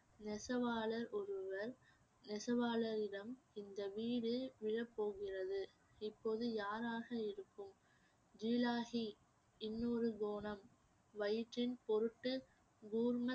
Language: Tamil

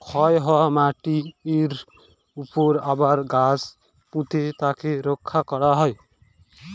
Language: Bangla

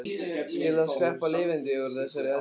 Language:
Icelandic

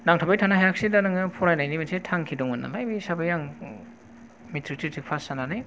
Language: Bodo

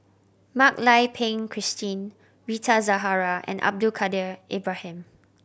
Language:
English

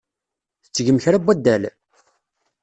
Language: Kabyle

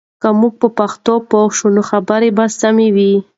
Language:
Pashto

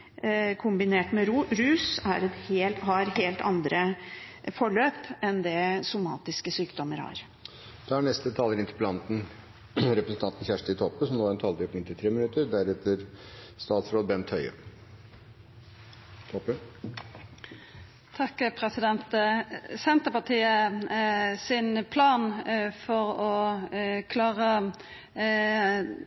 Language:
Norwegian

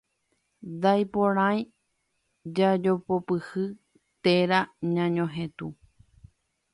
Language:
Guarani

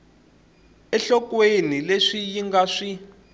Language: Tsonga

